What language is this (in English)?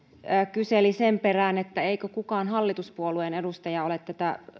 Finnish